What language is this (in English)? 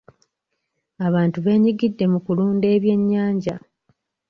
Ganda